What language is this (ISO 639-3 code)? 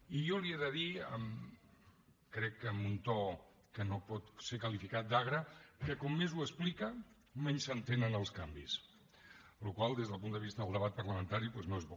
cat